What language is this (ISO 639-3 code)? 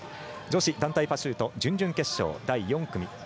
jpn